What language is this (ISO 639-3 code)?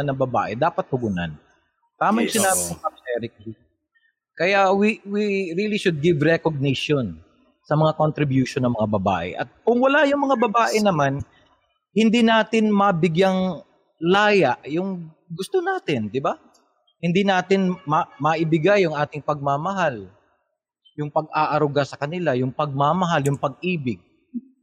fil